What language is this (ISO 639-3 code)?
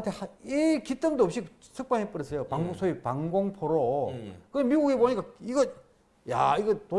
kor